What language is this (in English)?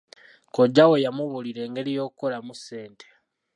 Ganda